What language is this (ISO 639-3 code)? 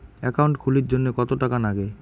ben